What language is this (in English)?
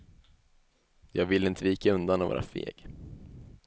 Swedish